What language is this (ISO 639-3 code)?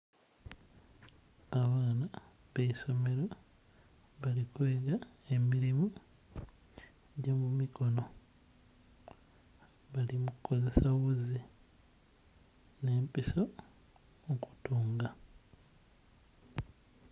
xog